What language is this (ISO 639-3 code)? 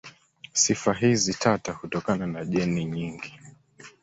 swa